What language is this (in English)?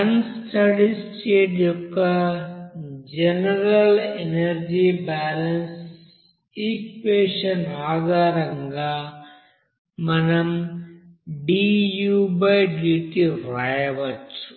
Telugu